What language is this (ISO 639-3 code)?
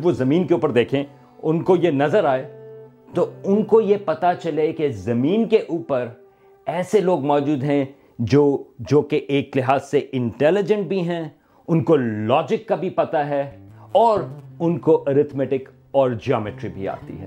urd